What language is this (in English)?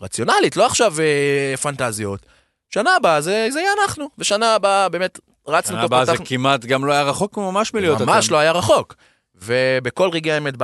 Hebrew